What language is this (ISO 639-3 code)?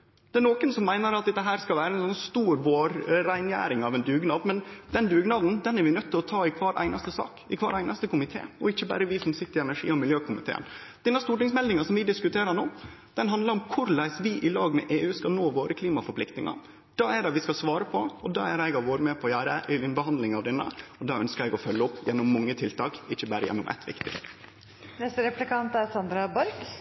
nno